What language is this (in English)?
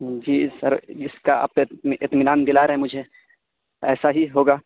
Urdu